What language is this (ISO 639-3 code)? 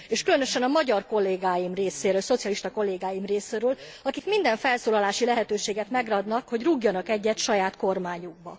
hun